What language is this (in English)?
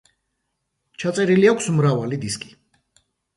Georgian